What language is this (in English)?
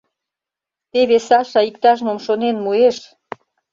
Mari